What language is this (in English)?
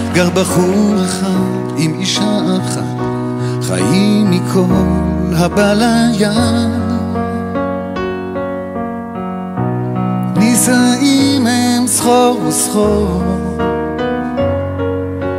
Hebrew